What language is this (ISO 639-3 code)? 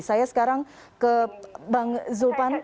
ind